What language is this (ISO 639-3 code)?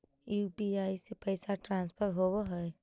mag